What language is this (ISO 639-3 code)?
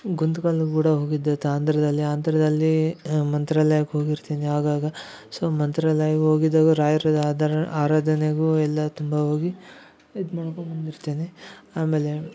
kan